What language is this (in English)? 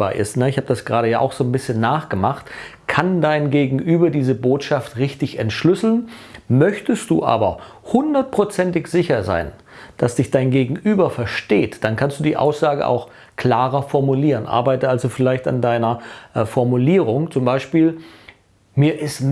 German